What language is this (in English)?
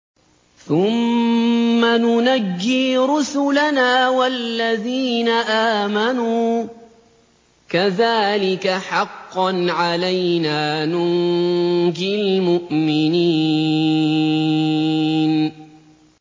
Arabic